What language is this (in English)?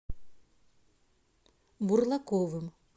Russian